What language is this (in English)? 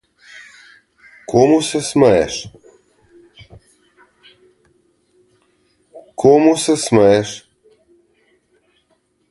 Slovenian